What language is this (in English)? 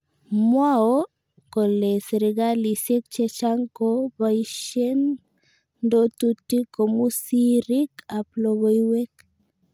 Kalenjin